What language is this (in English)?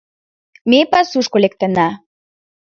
Mari